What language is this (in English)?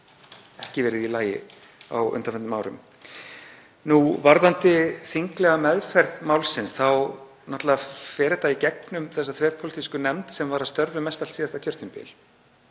Icelandic